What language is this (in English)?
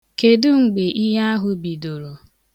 Igbo